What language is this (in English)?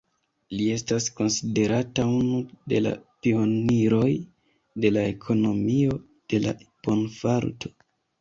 Esperanto